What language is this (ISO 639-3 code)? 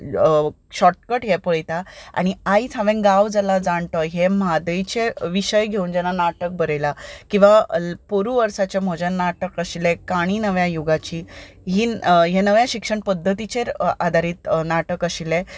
kok